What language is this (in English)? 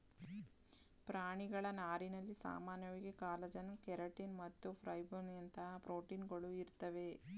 Kannada